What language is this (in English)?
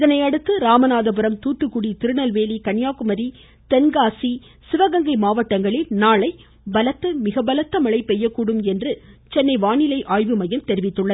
Tamil